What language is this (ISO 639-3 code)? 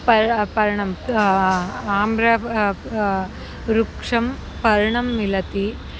san